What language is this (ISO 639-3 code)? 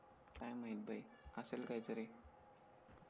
mar